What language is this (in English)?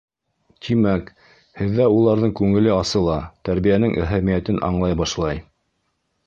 Bashkir